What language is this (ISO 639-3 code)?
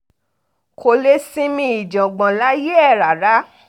yor